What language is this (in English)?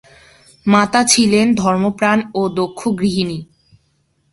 Bangla